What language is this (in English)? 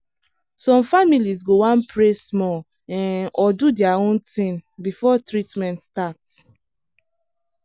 Nigerian Pidgin